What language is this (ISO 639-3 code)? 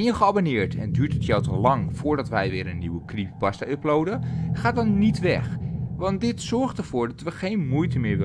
nld